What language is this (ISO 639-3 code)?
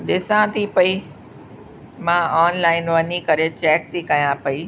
snd